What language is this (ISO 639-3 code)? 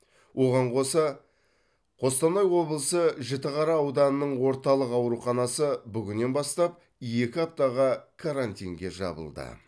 kaz